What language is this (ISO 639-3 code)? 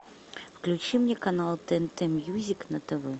rus